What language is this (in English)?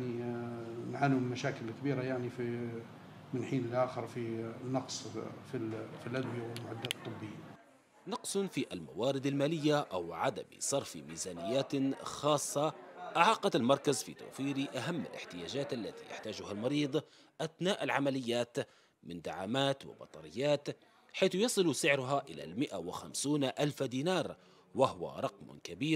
Arabic